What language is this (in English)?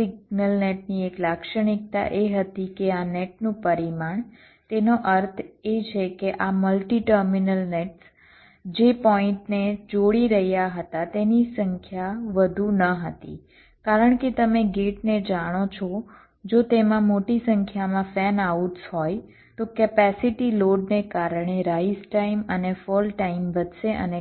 Gujarati